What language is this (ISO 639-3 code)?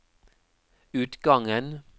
nor